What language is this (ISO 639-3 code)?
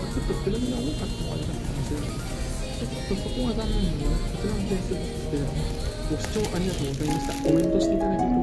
jpn